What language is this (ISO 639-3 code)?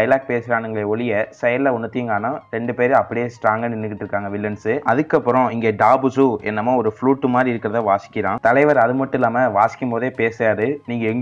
ron